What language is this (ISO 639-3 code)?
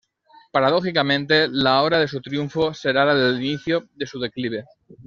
spa